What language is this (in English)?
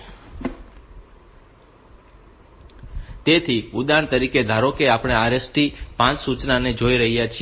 Gujarati